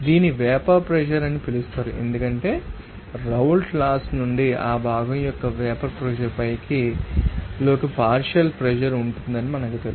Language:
Telugu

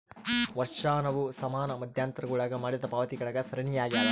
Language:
Kannada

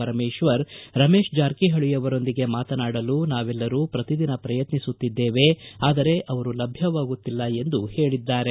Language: Kannada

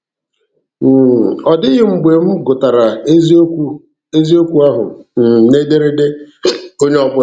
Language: Igbo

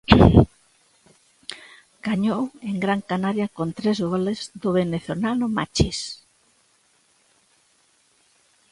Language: Galician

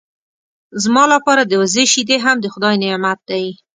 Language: Pashto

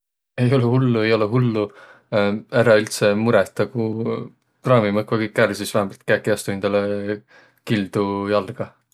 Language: Võro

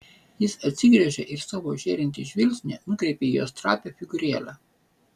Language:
Lithuanian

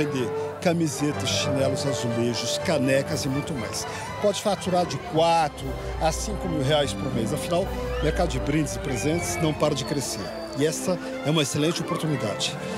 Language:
Portuguese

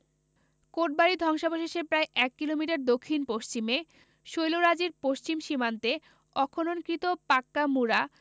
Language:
Bangla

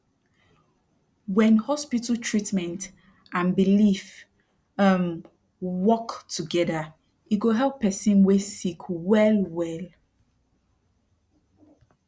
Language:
Nigerian Pidgin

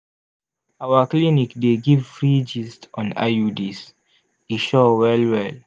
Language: Nigerian Pidgin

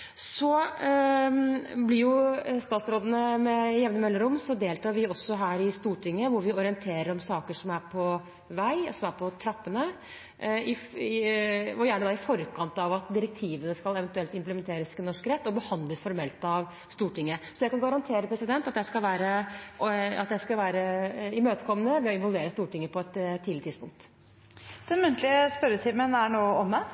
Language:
Norwegian Bokmål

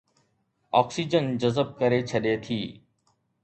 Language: Sindhi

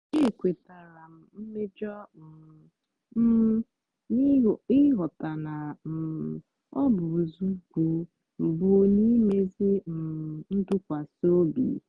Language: Igbo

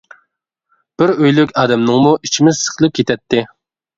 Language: Uyghur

